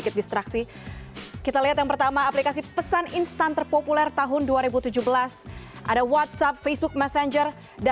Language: Indonesian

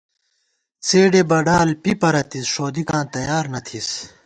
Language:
Gawar-Bati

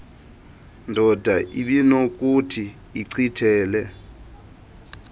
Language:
Xhosa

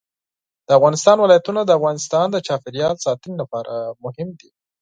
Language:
Pashto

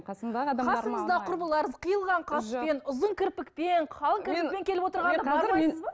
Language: Kazakh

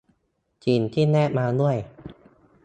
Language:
Thai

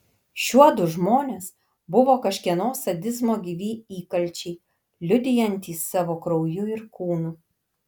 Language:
Lithuanian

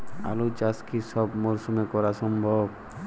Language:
Bangla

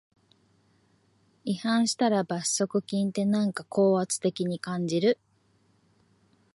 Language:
Japanese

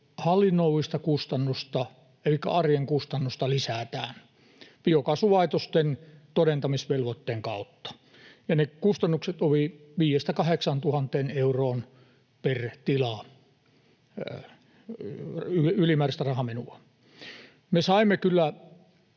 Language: Finnish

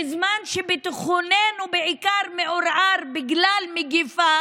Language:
Hebrew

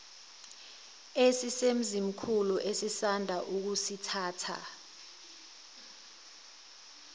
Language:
Zulu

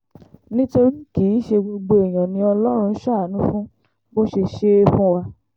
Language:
Yoruba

